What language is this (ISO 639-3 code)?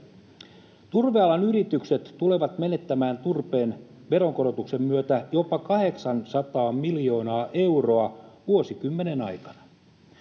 fin